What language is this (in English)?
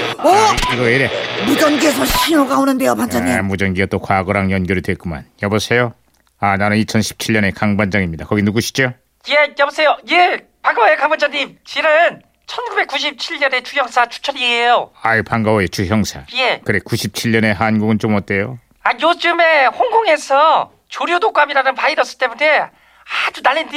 Korean